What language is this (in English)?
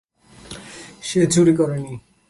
Bangla